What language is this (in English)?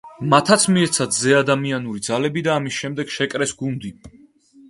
Georgian